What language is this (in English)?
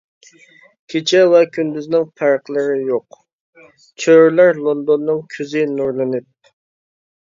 Uyghur